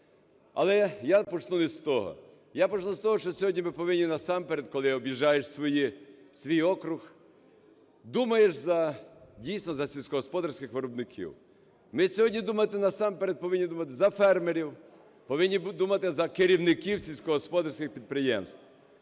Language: Ukrainian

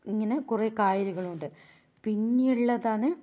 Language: Malayalam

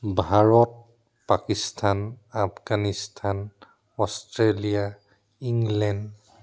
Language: Assamese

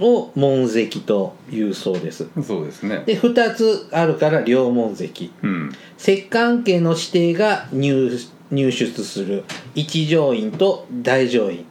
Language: Japanese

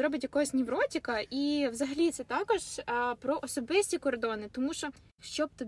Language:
Ukrainian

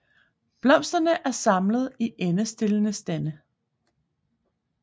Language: Danish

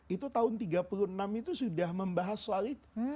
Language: Indonesian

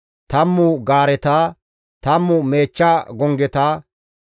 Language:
Gamo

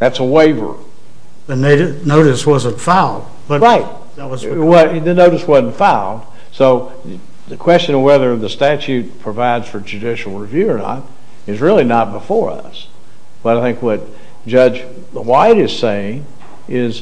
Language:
English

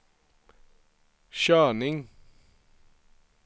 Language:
Swedish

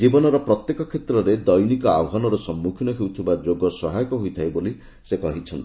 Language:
Odia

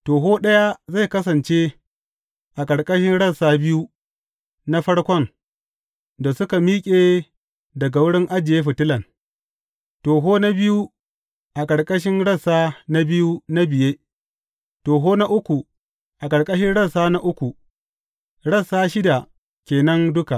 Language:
Hausa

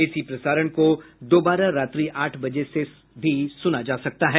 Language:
Hindi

